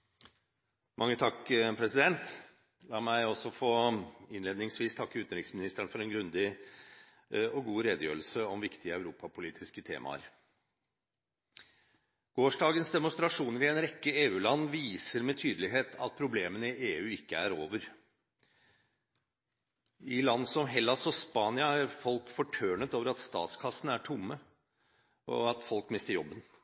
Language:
Norwegian Bokmål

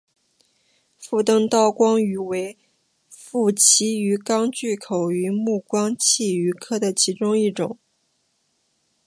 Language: Chinese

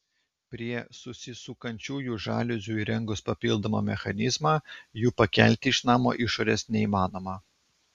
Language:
Lithuanian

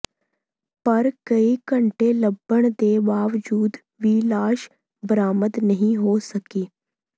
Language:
Punjabi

